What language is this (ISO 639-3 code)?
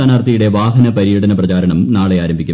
mal